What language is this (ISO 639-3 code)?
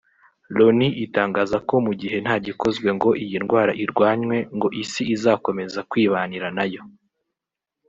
kin